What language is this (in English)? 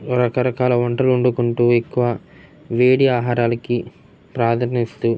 Telugu